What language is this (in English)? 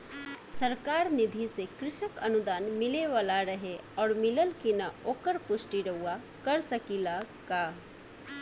Bhojpuri